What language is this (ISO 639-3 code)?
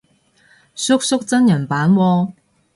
yue